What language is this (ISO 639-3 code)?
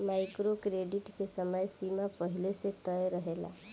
bho